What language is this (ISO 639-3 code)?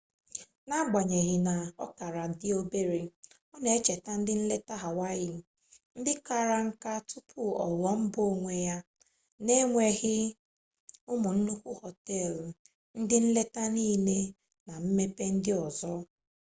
ibo